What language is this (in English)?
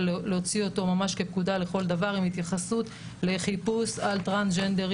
Hebrew